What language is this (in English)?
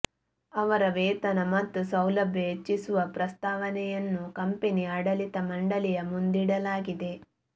Kannada